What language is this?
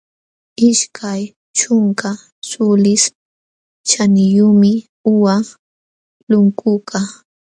Jauja Wanca Quechua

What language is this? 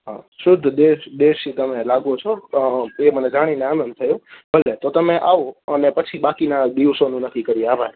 Gujarati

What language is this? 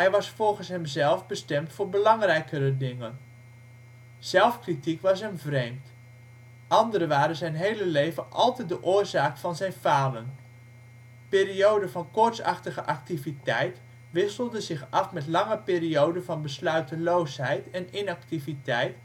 Dutch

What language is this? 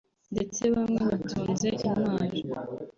Kinyarwanda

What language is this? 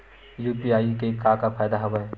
Chhattisgarhi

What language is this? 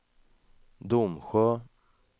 Swedish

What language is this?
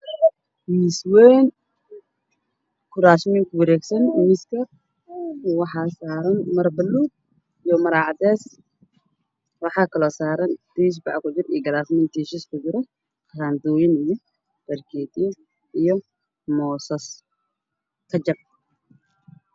Somali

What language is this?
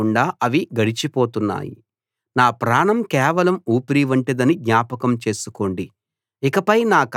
Telugu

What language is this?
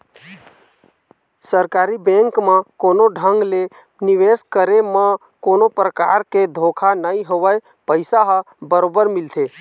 Chhattisgarhi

